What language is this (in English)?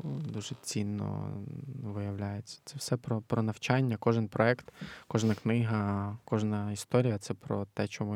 Ukrainian